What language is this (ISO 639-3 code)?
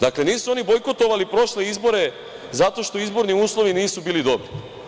srp